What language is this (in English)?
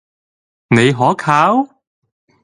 Cantonese